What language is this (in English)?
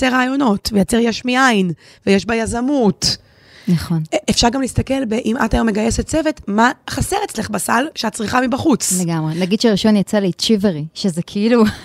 Hebrew